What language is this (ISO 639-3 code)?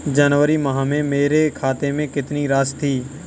hin